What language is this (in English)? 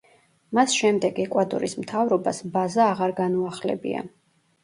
Georgian